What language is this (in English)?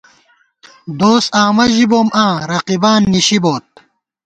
Gawar-Bati